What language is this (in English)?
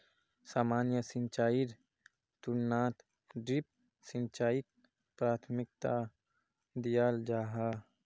Magahi